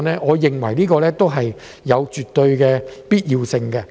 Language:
Cantonese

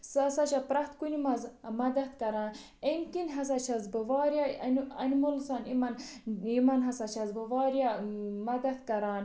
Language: Kashmiri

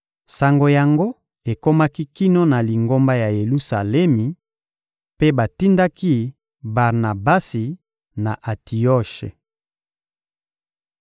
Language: Lingala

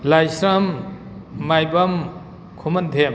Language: Manipuri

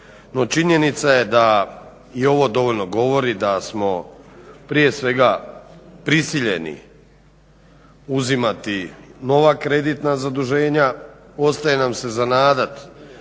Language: Croatian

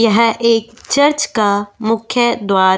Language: Hindi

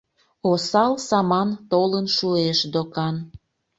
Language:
Mari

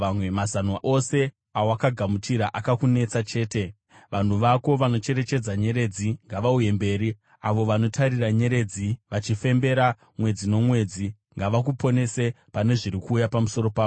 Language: Shona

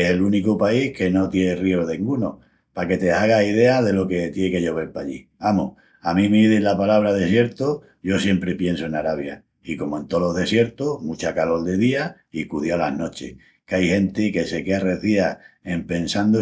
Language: Extremaduran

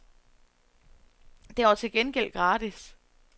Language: Danish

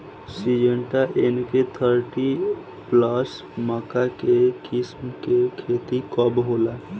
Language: Bhojpuri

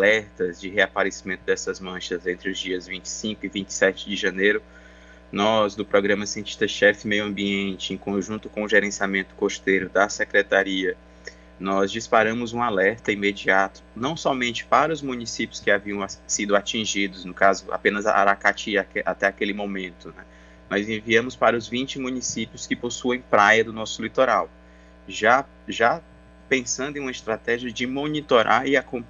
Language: Portuguese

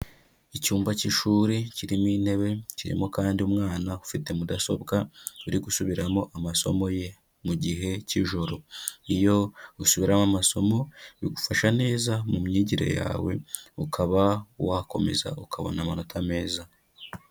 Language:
Kinyarwanda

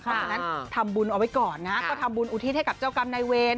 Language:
Thai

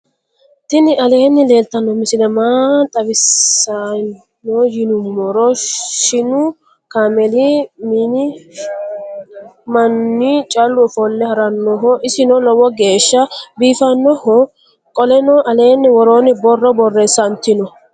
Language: Sidamo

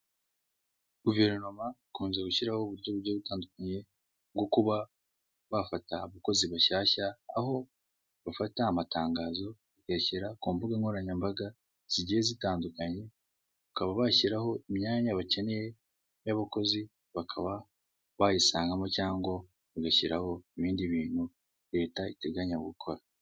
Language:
Kinyarwanda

